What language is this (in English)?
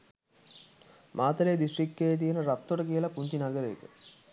Sinhala